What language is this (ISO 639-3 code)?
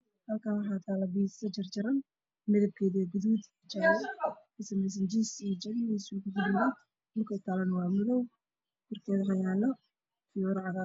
som